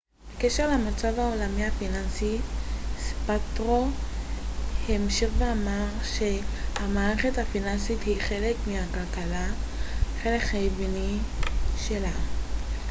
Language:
Hebrew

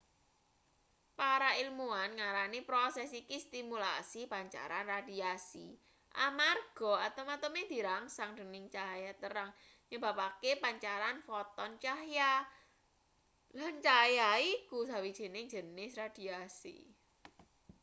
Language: Javanese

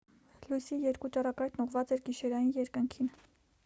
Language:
Armenian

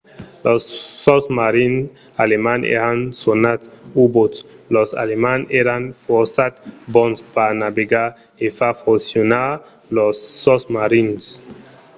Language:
Occitan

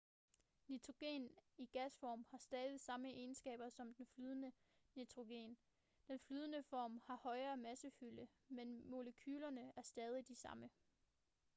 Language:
Danish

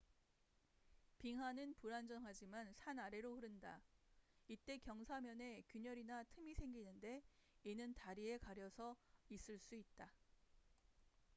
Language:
Korean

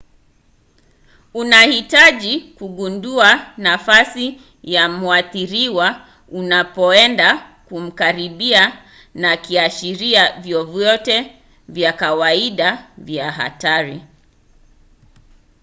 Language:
Swahili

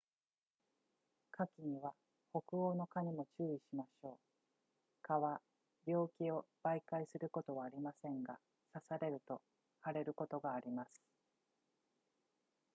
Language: Japanese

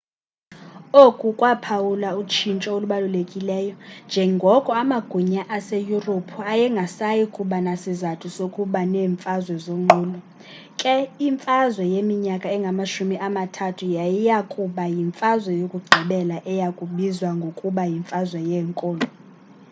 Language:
Xhosa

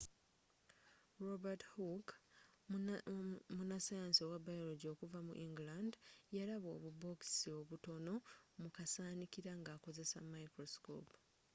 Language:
Ganda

